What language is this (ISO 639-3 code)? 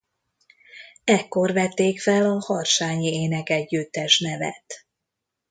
hun